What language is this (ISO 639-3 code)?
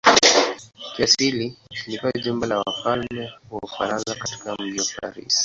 swa